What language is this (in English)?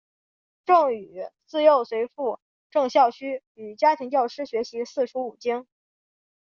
Chinese